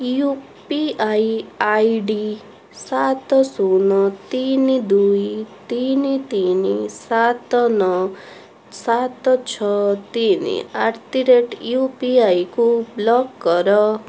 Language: Odia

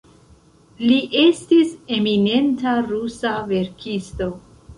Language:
Esperanto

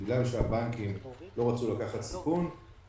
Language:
Hebrew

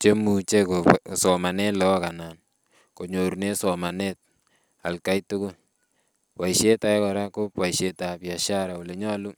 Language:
Kalenjin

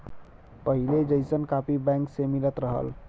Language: Bhojpuri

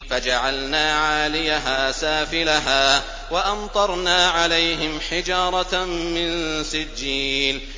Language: Arabic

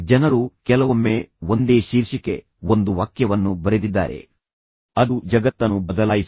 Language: Kannada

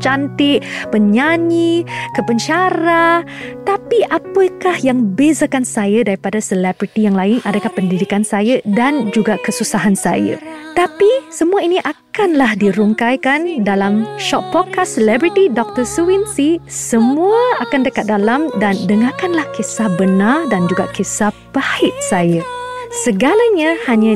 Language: Malay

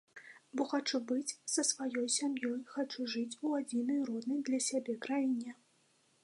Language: Belarusian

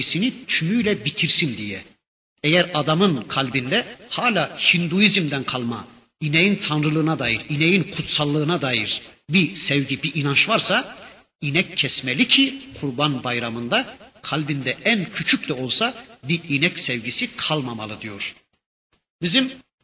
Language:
Turkish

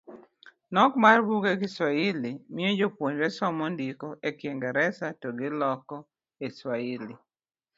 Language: Luo (Kenya and Tanzania)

